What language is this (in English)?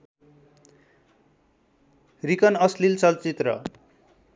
Nepali